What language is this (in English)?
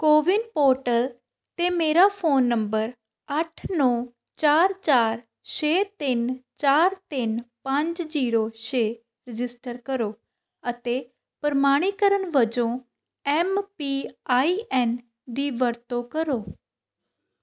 Punjabi